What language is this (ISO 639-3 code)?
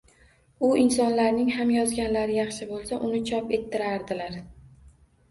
uzb